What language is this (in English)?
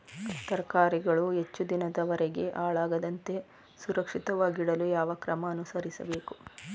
Kannada